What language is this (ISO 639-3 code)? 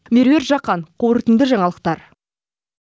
kaz